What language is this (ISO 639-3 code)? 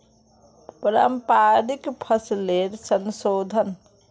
mag